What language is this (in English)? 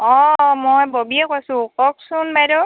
Assamese